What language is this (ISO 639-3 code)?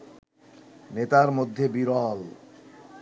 ben